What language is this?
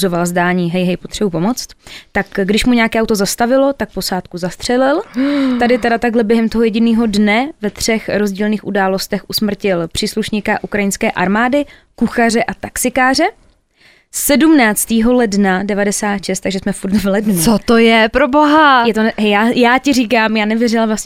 Czech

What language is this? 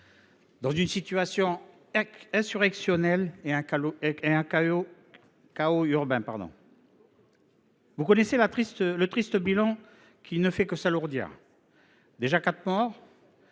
French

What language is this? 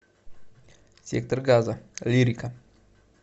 Russian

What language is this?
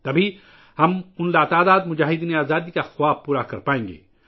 Urdu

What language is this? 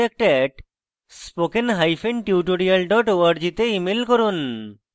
Bangla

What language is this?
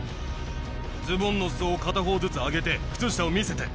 Japanese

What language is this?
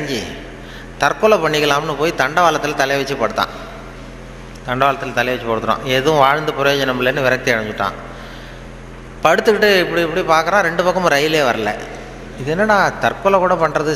Tamil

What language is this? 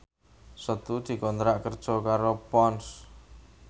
Javanese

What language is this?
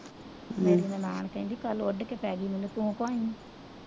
Punjabi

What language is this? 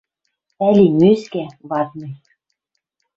Western Mari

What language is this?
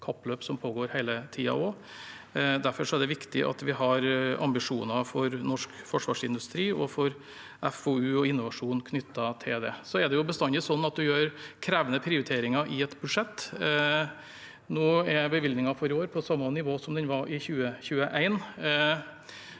Norwegian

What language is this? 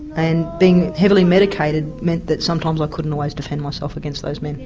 English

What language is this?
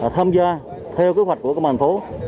Vietnamese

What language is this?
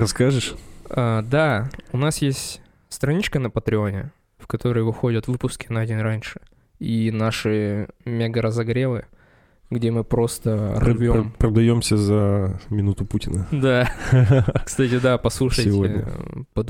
Russian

